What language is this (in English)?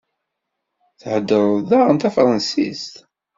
Kabyle